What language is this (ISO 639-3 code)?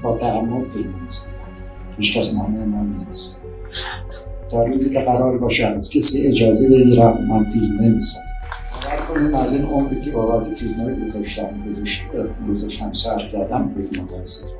fas